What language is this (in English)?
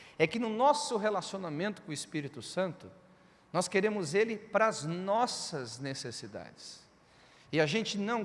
Portuguese